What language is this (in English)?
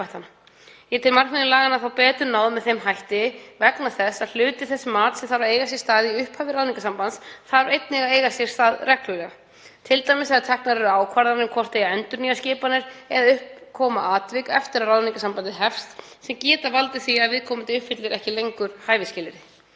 Icelandic